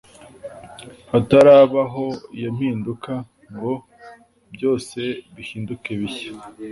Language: Kinyarwanda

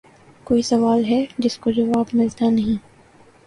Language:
Urdu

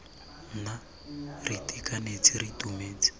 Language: Tswana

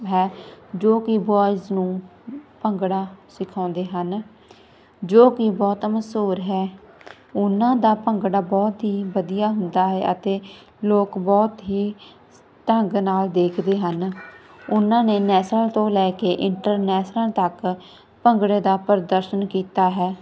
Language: Punjabi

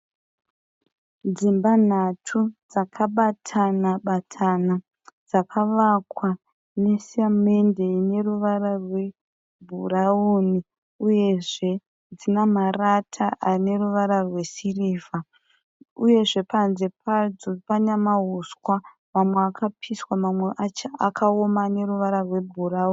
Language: Shona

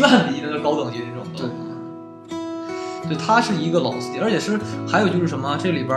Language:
Chinese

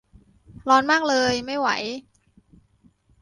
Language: Thai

